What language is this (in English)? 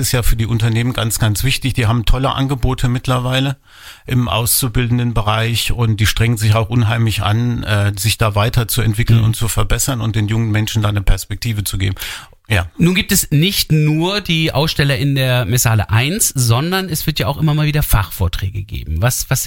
German